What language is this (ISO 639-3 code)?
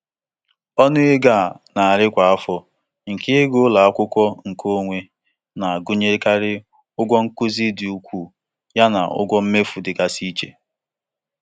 ibo